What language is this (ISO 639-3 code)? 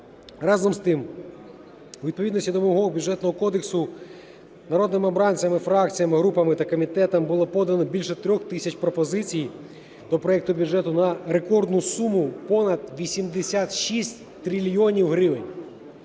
ukr